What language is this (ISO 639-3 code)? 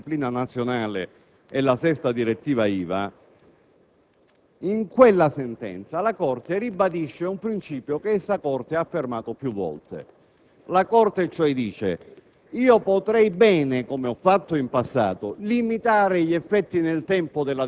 ita